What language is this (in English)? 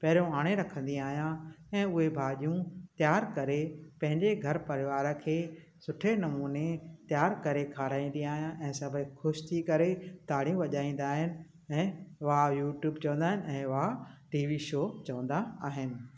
Sindhi